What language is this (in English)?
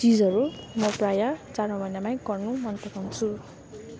Nepali